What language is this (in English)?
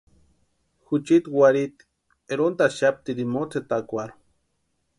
Western Highland Purepecha